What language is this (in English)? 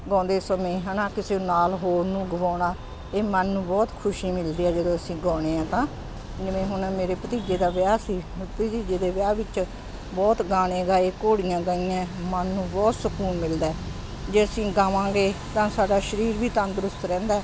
Punjabi